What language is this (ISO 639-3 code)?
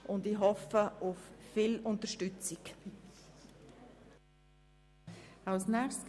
gsw